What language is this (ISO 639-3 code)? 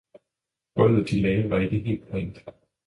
dan